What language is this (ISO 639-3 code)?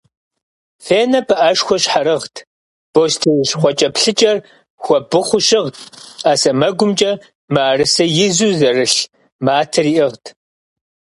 kbd